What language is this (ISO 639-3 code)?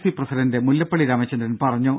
mal